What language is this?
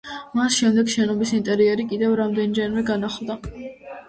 Georgian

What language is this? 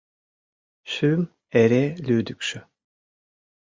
Mari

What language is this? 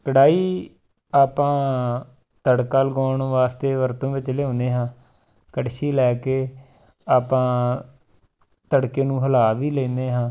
Punjabi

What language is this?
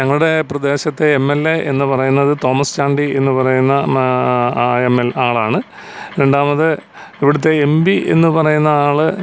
Malayalam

